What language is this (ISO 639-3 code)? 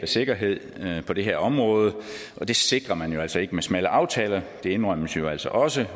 dan